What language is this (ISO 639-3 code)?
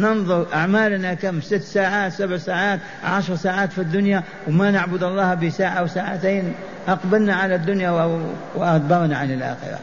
ara